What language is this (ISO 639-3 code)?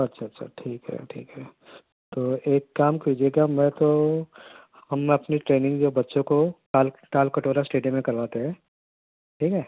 urd